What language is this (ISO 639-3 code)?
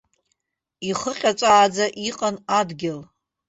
abk